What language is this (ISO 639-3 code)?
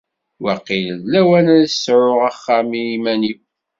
kab